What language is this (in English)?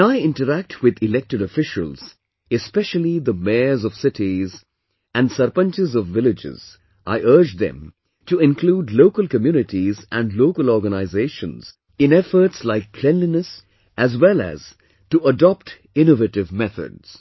English